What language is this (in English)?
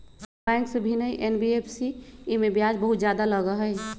Magahi